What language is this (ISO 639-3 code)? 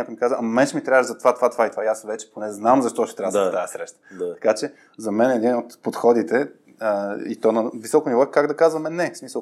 bul